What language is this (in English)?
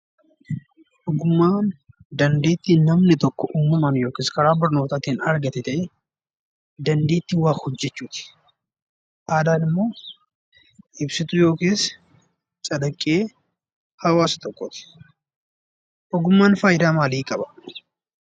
Oromo